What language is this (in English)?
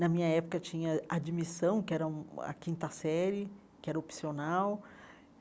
Portuguese